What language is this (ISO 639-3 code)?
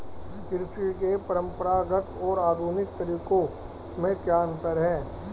hin